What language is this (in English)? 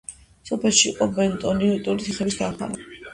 Georgian